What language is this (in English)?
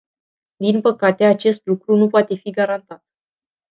Romanian